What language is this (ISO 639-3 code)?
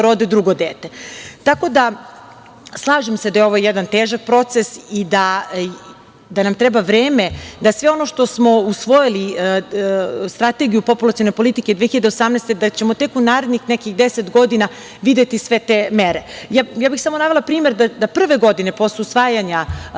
srp